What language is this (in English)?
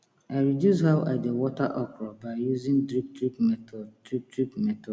Nigerian Pidgin